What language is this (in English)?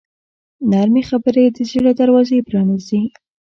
Pashto